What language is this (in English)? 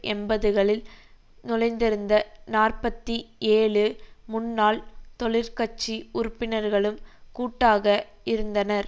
Tamil